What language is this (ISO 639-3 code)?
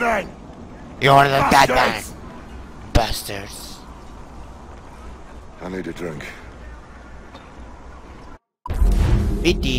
tur